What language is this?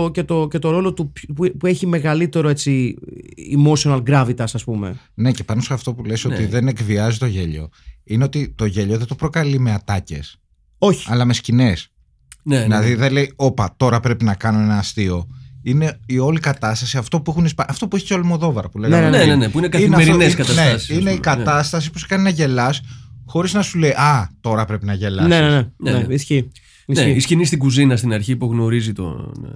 Greek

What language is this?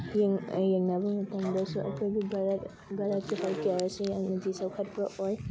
Manipuri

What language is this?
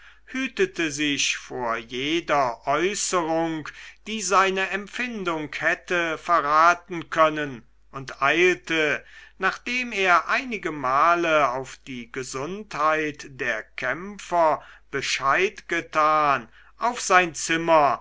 German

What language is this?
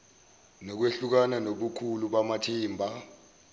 Zulu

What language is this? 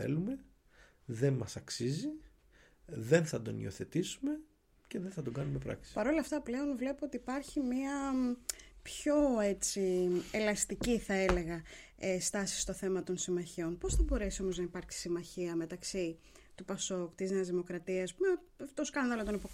Greek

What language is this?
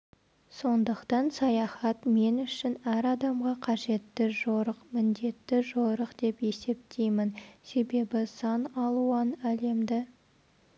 Kazakh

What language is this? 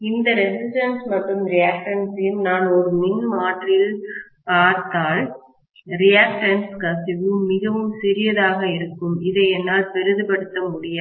Tamil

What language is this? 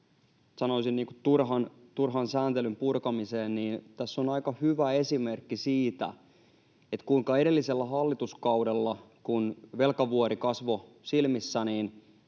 Finnish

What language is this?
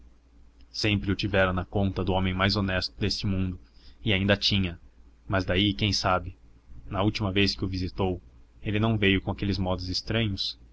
Portuguese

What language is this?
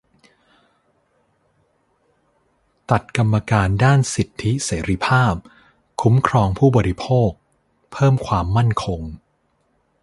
Thai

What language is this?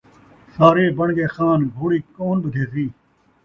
Saraiki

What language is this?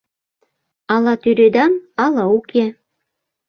Mari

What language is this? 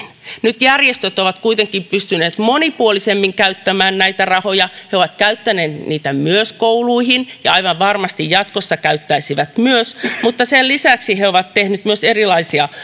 Finnish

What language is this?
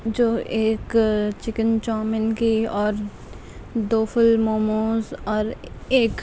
Urdu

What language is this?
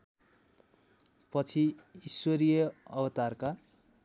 Nepali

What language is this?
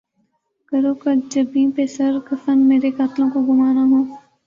Urdu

